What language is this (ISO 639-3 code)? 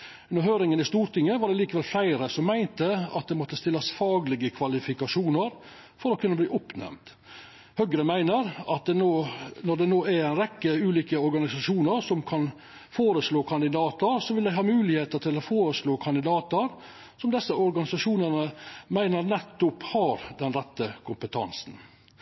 nno